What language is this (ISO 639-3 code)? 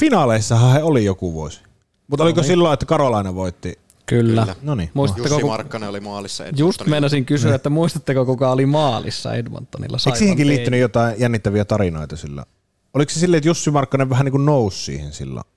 fin